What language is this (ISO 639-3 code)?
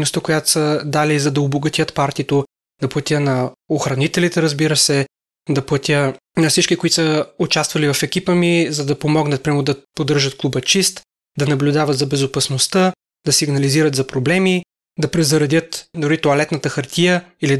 bul